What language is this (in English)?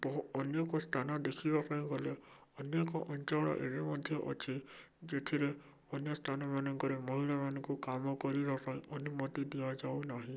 Odia